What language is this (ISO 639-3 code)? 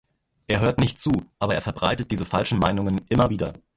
deu